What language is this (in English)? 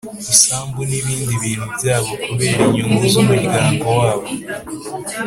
Kinyarwanda